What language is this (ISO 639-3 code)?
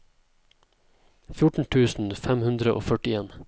nor